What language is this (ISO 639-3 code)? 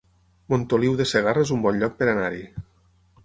cat